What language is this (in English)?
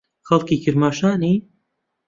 Central Kurdish